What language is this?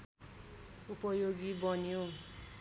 Nepali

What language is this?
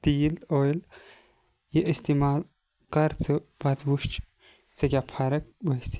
Kashmiri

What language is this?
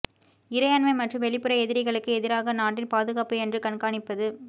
Tamil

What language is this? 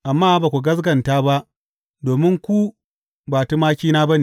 Hausa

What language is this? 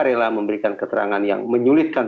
Indonesian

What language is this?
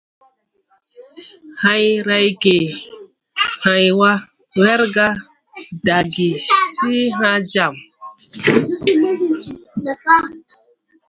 Tupuri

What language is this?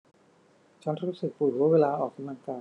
Thai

